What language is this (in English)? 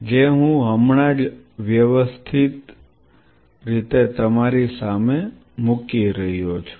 Gujarati